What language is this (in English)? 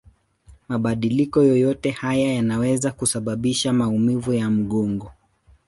Swahili